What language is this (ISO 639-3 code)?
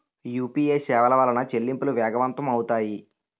tel